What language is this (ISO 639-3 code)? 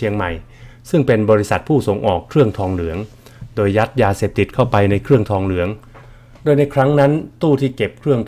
tha